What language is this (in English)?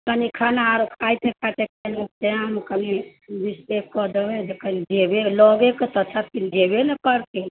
Maithili